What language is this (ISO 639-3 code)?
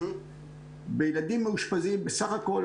heb